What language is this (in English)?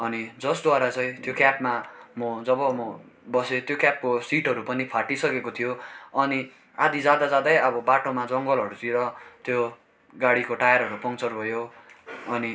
Nepali